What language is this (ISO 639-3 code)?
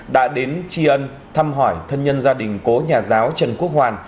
vie